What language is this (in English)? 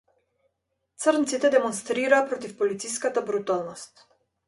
Macedonian